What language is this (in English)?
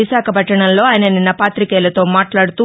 Telugu